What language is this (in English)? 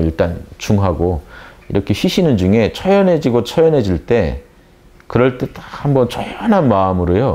Korean